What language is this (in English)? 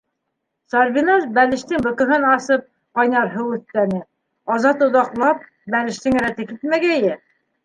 Bashkir